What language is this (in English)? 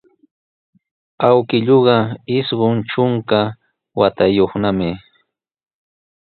Sihuas Ancash Quechua